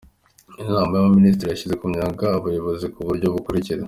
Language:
Kinyarwanda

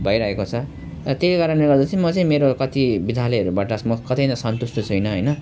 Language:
Nepali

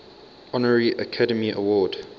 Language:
English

